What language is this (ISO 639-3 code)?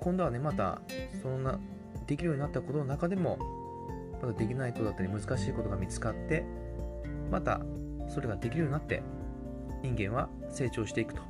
jpn